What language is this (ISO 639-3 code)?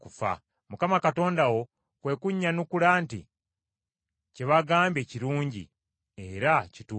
lug